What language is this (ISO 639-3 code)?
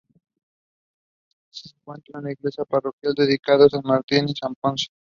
spa